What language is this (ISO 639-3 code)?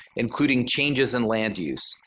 eng